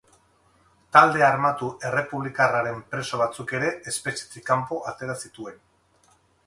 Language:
Basque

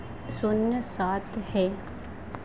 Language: Hindi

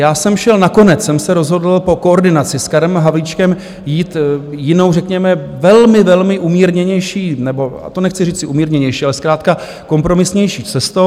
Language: Czech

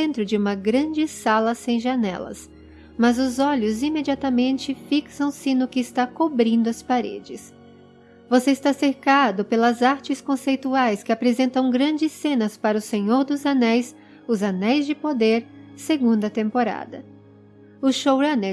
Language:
Portuguese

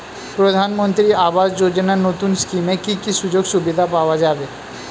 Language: Bangla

